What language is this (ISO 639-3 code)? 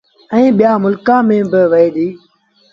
sbn